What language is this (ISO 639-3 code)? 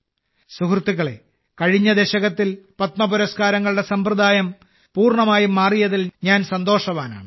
mal